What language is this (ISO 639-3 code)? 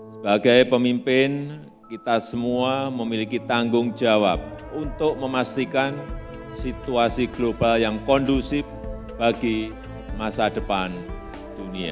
ind